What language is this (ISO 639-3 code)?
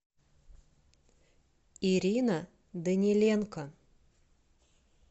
rus